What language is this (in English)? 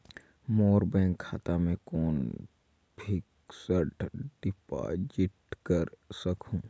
Chhattisgarhi